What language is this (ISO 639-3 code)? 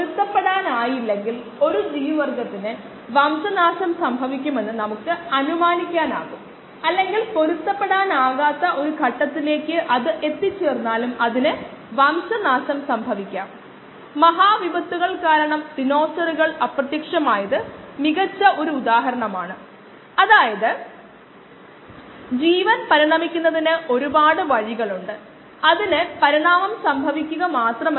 mal